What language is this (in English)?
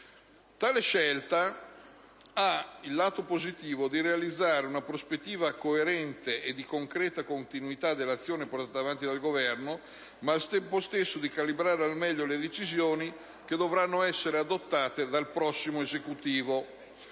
Italian